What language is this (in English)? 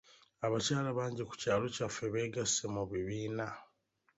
Ganda